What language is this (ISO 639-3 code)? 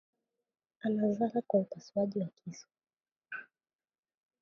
swa